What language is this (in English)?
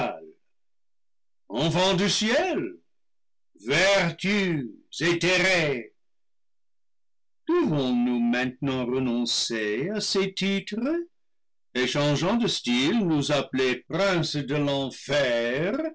French